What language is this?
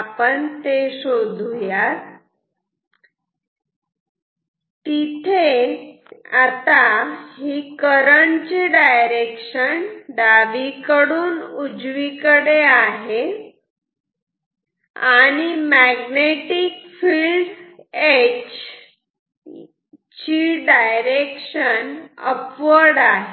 Marathi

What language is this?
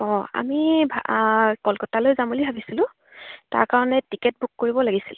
Assamese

